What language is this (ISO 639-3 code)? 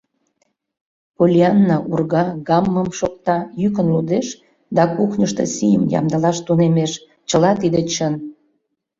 chm